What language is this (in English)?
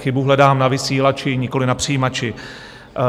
Czech